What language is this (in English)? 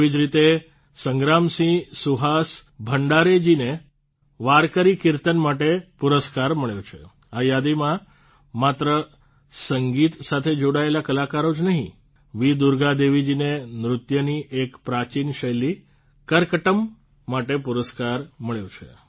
Gujarati